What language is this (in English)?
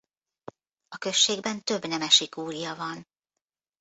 Hungarian